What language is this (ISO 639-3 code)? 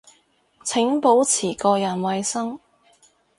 yue